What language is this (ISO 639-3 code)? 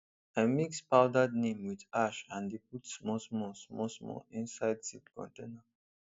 pcm